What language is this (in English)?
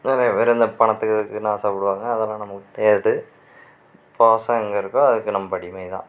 Tamil